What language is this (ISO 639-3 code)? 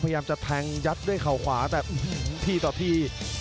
tha